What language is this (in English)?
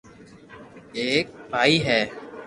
Loarki